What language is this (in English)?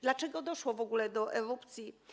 Polish